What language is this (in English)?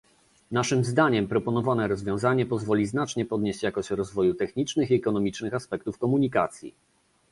Polish